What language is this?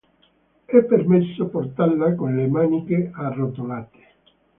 Italian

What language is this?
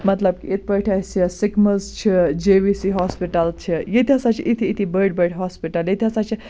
Kashmiri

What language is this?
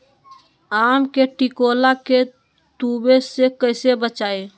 Magahi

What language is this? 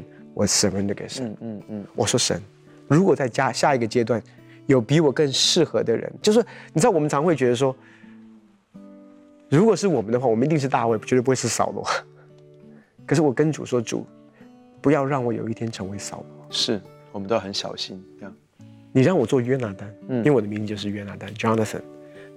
Chinese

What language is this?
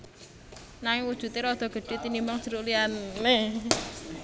Javanese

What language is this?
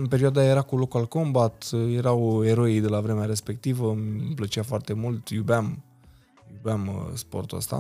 Romanian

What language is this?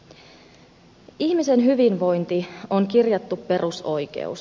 Finnish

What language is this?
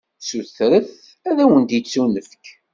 Kabyle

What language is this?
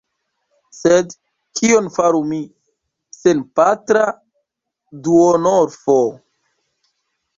Esperanto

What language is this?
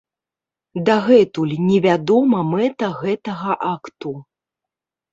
Belarusian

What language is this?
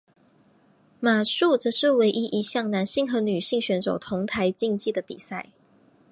Chinese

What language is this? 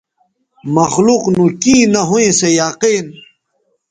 Bateri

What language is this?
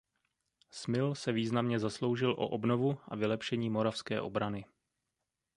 Czech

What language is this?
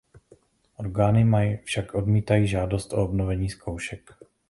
Czech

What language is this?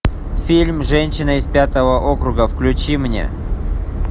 Russian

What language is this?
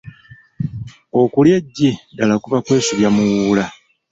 Ganda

